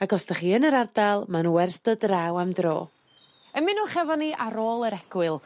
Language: Welsh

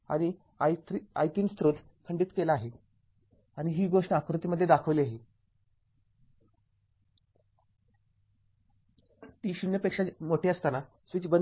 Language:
Marathi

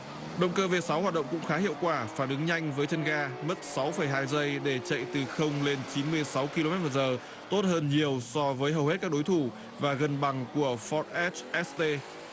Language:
Vietnamese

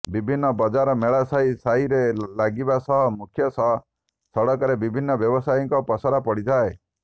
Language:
Odia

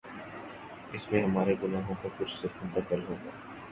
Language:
Urdu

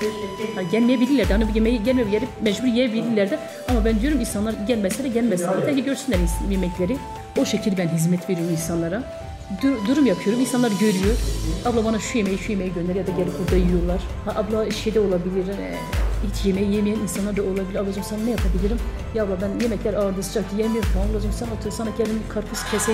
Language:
Turkish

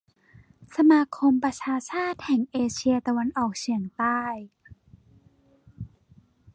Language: Thai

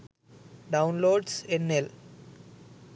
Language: Sinhala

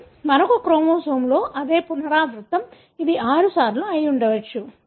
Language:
Telugu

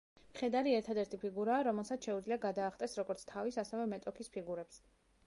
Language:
Georgian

